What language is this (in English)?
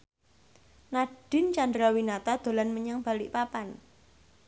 Javanese